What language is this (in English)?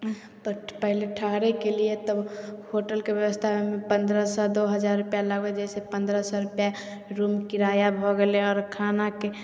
Maithili